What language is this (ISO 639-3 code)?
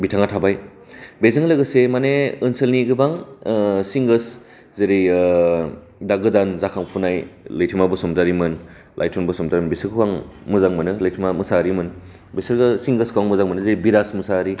brx